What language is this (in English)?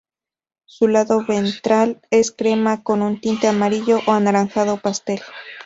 Spanish